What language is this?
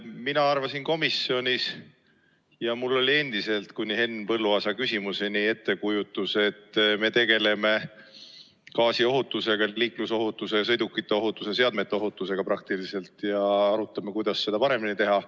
Estonian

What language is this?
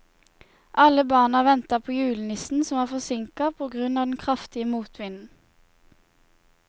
Norwegian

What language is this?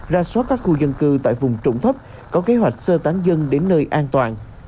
Vietnamese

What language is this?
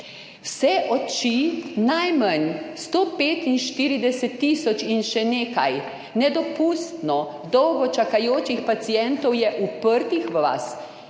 Slovenian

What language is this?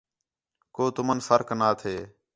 Khetrani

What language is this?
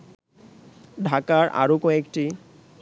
Bangla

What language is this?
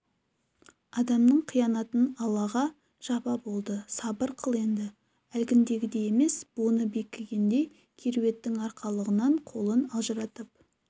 Kazakh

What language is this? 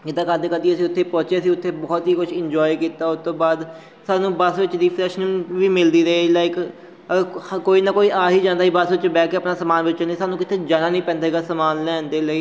Punjabi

